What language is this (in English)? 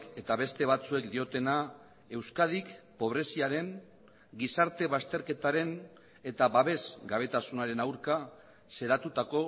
Basque